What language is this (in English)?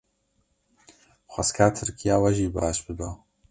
Kurdish